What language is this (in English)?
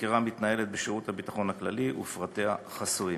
Hebrew